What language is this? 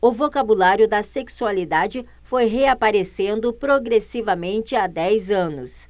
Portuguese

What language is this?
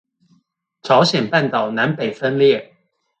Chinese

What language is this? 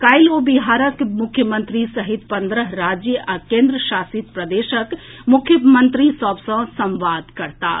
Maithili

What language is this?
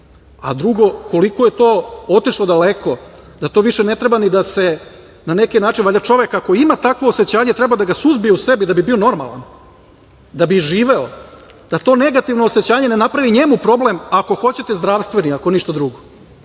Serbian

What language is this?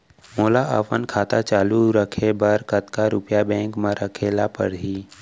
Chhattisgarhi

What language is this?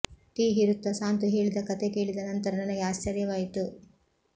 Kannada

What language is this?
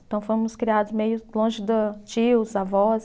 Portuguese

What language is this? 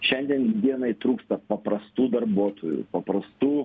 Lithuanian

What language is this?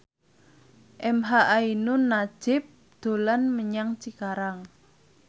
Javanese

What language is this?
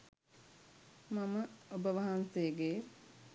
Sinhala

